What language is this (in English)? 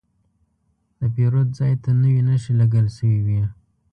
Pashto